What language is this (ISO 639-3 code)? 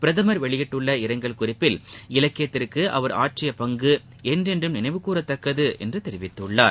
tam